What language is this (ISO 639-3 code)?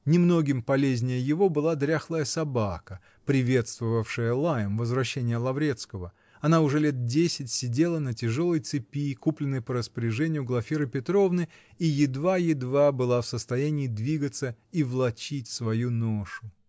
rus